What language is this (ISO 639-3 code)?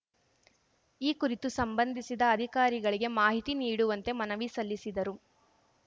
kan